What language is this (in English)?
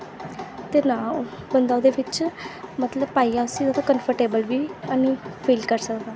Dogri